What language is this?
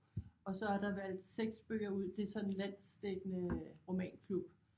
Danish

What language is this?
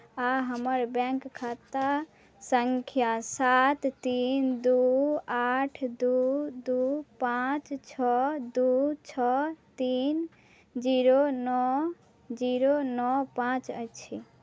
Maithili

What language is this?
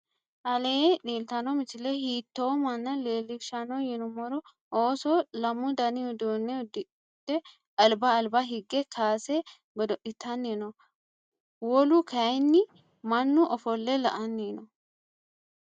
Sidamo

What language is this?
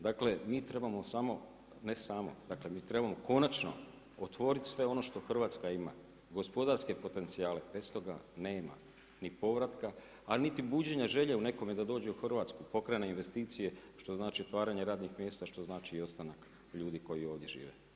Croatian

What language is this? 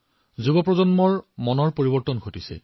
Assamese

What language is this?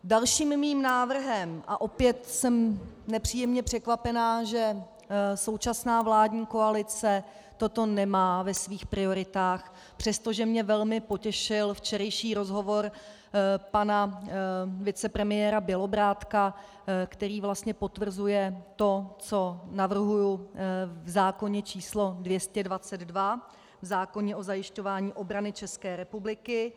Czech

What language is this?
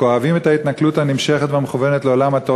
Hebrew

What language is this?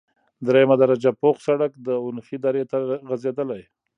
Pashto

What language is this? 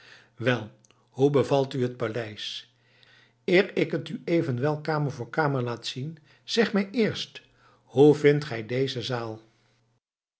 Dutch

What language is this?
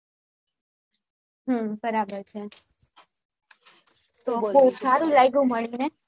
Gujarati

